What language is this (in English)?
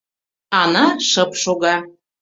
Mari